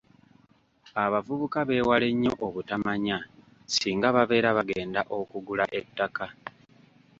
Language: Ganda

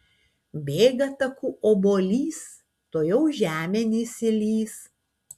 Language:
Lithuanian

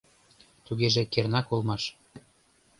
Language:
Mari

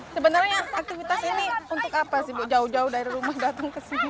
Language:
Indonesian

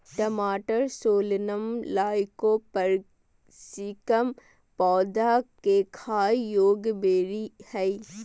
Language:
Magahi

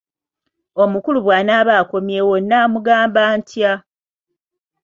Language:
Ganda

